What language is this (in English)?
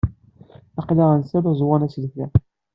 Kabyle